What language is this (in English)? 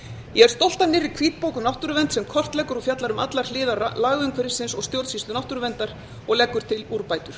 Icelandic